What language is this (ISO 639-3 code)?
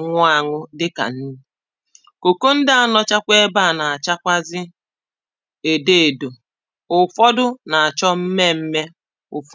ibo